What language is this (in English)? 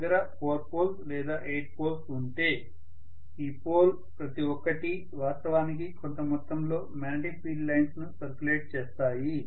Telugu